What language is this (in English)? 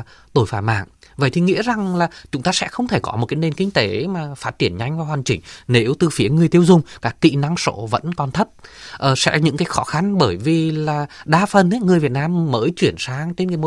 Vietnamese